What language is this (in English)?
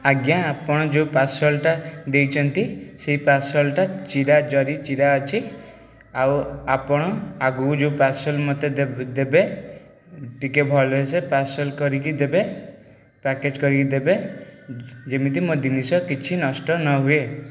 Odia